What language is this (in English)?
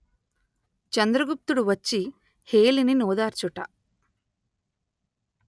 Telugu